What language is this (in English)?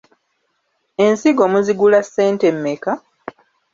Ganda